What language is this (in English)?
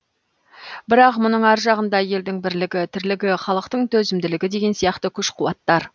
Kazakh